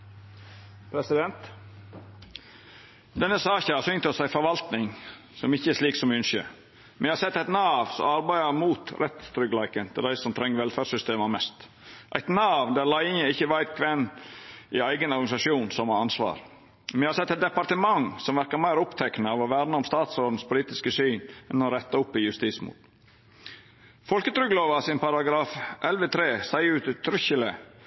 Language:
Norwegian Nynorsk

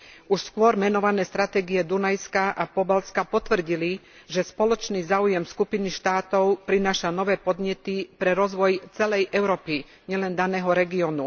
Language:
Slovak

